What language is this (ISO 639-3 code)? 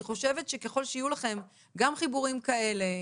heb